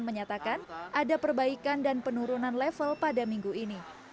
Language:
Indonesian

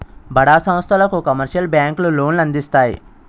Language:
Telugu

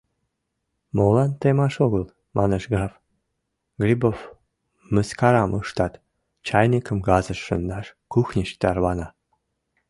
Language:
Mari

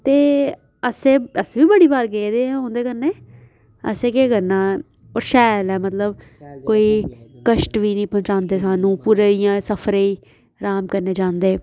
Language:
Dogri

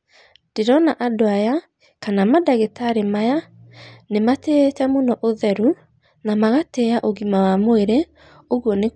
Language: Kikuyu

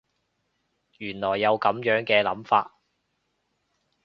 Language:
Cantonese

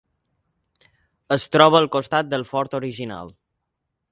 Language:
Catalan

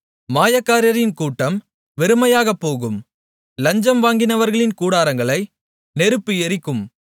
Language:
Tamil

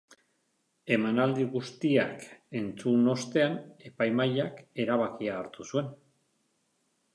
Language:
Basque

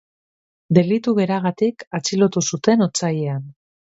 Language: Basque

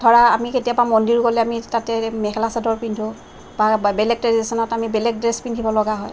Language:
Assamese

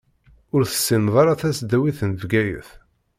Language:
Kabyle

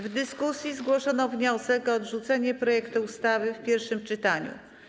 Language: Polish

